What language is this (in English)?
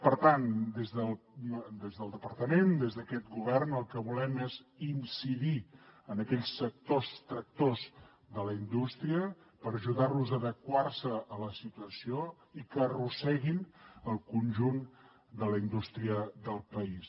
Catalan